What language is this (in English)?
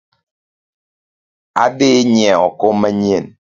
Luo (Kenya and Tanzania)